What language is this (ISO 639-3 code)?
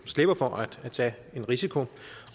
dan